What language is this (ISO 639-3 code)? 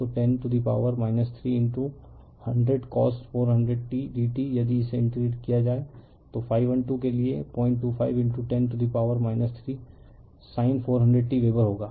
hin